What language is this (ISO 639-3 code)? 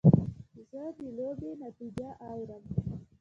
pus